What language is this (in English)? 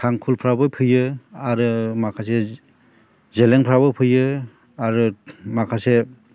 Bodo